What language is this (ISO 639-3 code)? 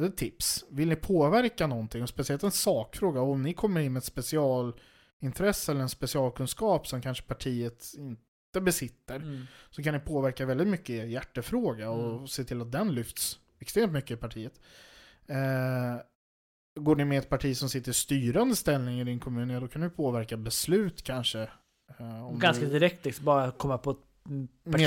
swe